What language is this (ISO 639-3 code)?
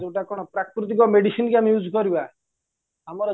ori